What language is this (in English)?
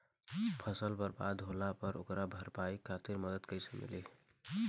Bhojpuri